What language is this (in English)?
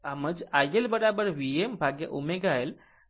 Gujarati